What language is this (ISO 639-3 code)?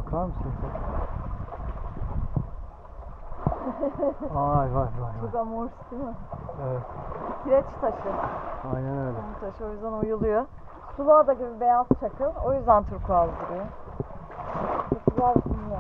tur